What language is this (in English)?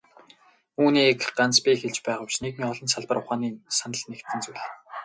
Mongolian